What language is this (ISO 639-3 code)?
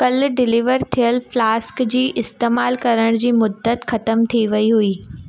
snd